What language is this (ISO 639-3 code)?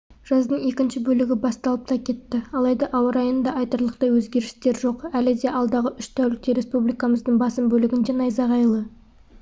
kaz